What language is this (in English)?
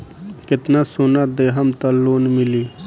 Bhojpuri